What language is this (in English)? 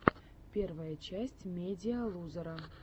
Russian